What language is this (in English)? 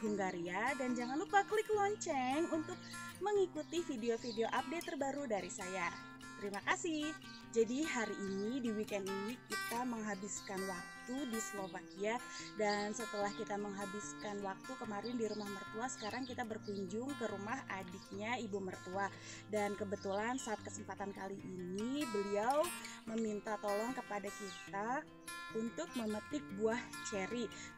Indonesian